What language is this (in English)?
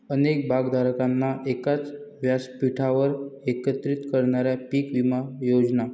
Marathi